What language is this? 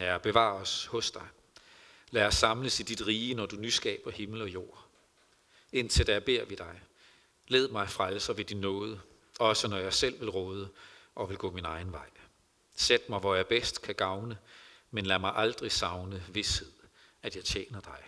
Danish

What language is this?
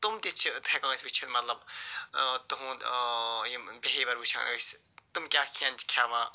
Kashmiri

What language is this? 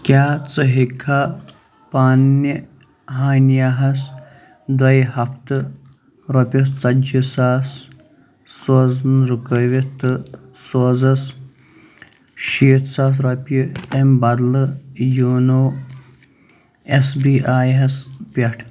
Kashmiri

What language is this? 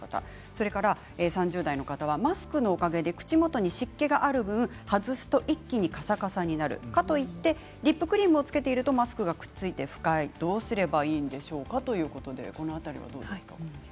Japanese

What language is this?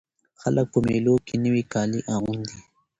Pashto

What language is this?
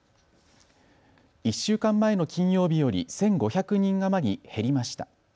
Japanese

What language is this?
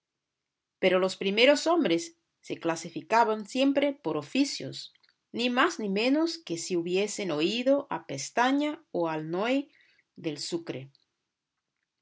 Spanish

